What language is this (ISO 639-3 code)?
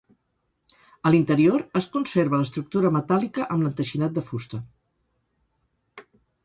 cat